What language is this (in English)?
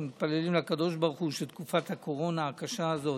Hebrew